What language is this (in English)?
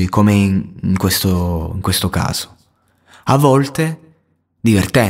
Italian